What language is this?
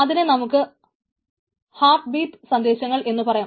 Malayalam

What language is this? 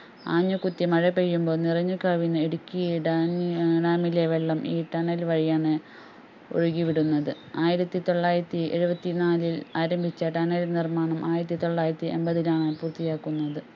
Malayalam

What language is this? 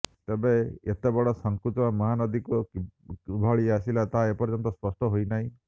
Odia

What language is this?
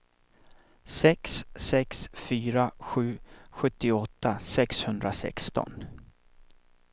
Swedish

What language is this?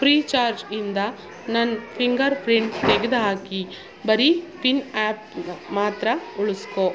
Kannada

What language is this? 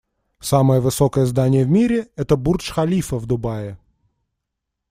Russian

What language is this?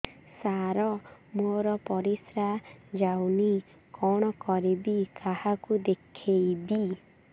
Odia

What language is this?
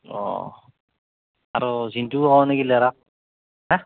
Assamese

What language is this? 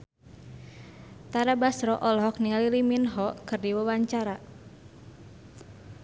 Sundanese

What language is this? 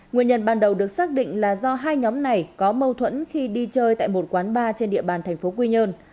Vietnamese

